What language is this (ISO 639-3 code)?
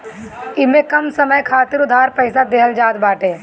bho